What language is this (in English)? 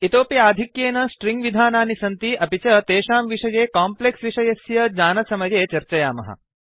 Sanskrit